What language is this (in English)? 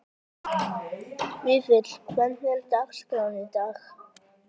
Icelandic